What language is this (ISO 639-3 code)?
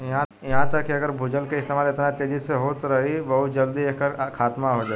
bho